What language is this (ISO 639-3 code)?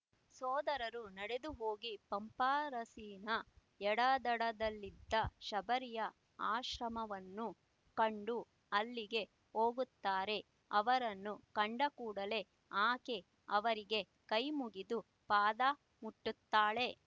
kan